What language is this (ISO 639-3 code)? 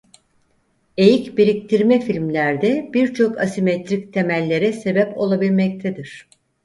tur